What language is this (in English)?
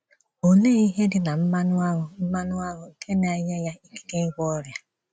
Igbo